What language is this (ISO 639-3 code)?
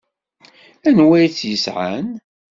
kab